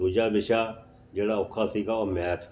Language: Punjabi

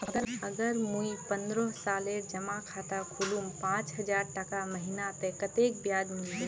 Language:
Magahi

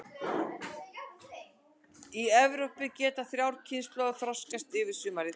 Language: Icelandic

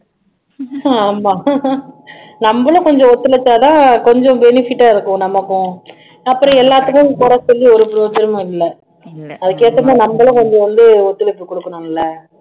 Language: Tamil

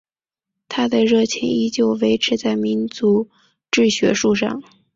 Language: Chinese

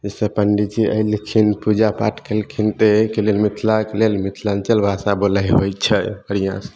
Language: Maithili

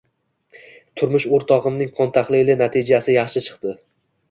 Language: Uzbek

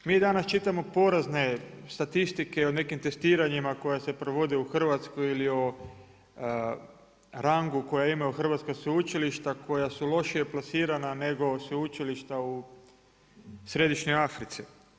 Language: Croatian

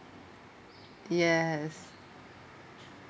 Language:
English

